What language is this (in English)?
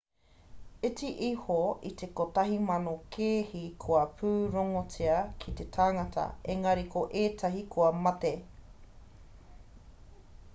Māori